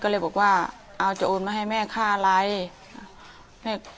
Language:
Thai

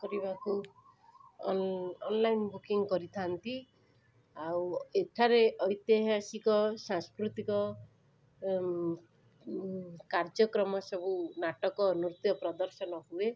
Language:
Odia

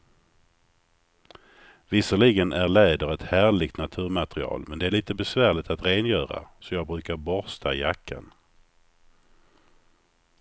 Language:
Swedish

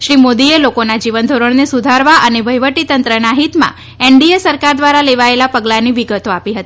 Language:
Gujarati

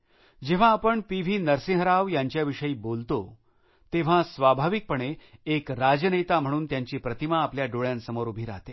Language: Marathi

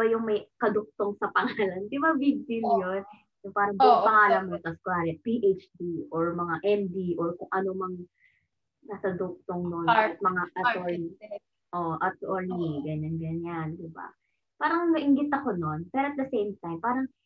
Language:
Filipino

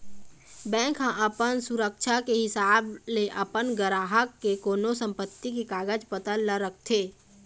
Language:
Chhattisgarhi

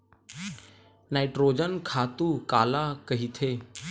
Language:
Chhattisgarhi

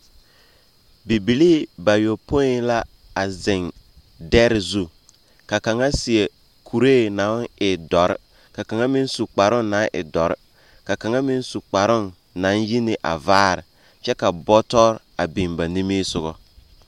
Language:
Southern Dagaare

